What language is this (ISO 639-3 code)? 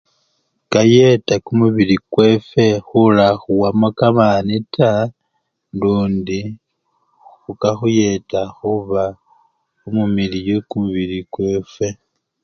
luy